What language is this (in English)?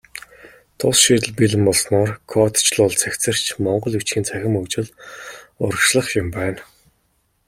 Mongolian